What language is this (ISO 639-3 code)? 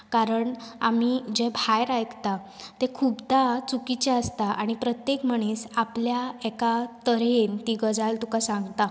kok